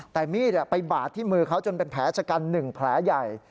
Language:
Thai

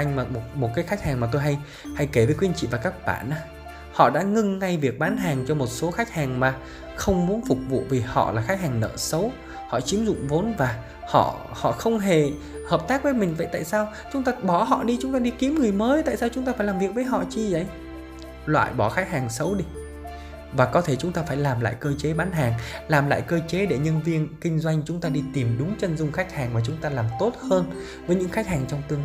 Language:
Vietnamese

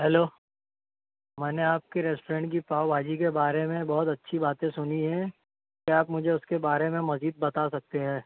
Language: Urdu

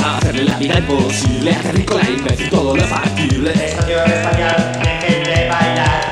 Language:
Polish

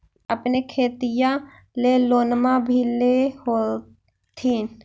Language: Magahi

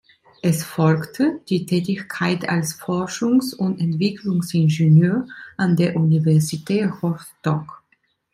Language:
German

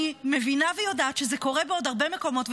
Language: Hebrew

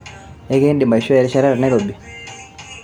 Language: Masai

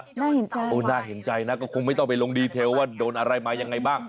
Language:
Thai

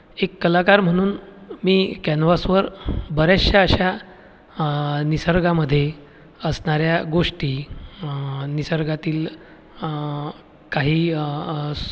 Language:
Marathi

